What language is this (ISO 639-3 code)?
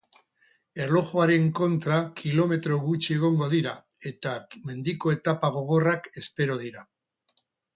eus